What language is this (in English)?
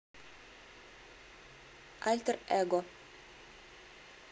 Russian